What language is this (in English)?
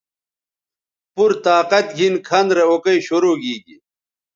Bateri